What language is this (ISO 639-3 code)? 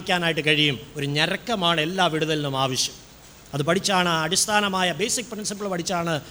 mal